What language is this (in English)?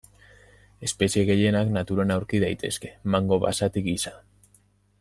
Basque